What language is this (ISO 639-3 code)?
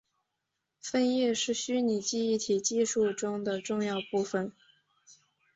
zho